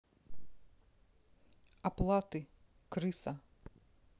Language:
Russian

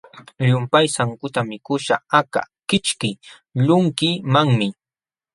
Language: Jauja Wanca Quechua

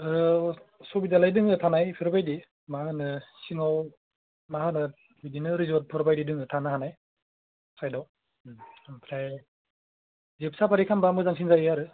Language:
Bodo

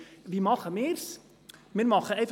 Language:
Swiss German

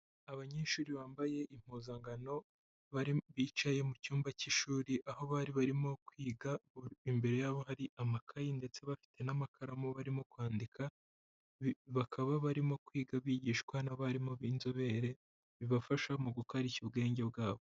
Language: Kinyarwanda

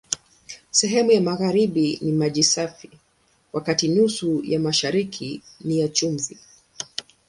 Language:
Swahili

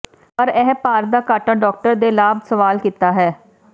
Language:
Punjabi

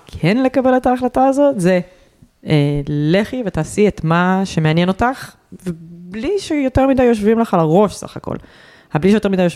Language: Hebrew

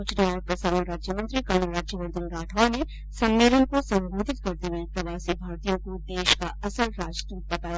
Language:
Hindi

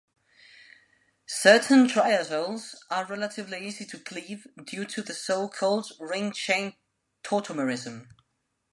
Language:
English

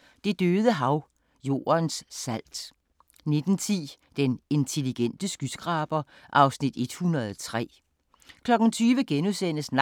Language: Danish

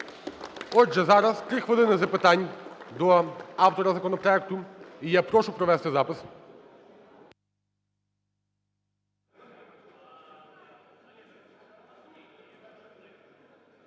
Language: Ukrainian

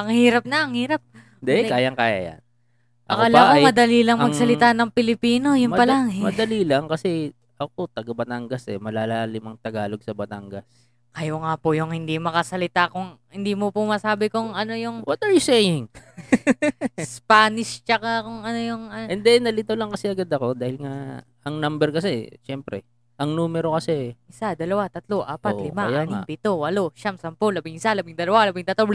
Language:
Filipino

